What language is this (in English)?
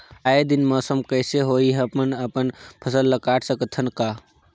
Chhattisgarhi